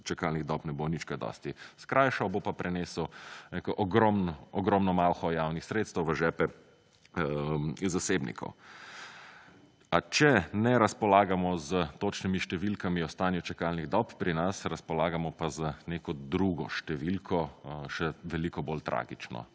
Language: Slovenian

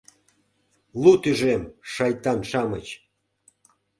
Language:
Mari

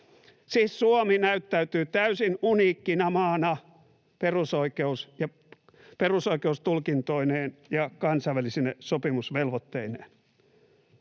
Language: Finnish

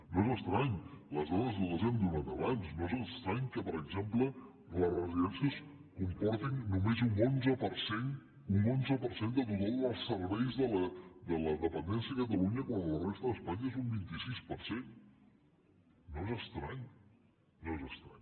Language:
Catalan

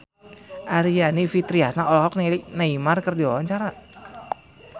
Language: Sundanese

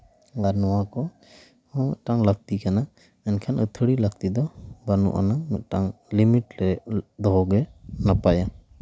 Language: Santali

